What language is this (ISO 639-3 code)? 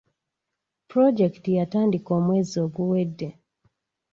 lug